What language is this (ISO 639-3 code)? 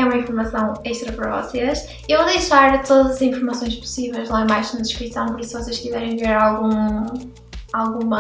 por